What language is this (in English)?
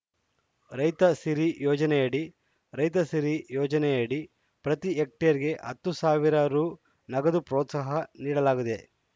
Kannada